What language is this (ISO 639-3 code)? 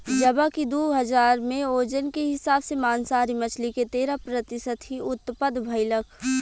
bho